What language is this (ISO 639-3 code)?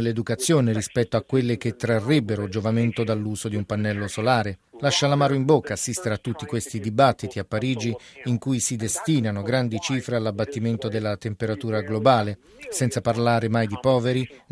ita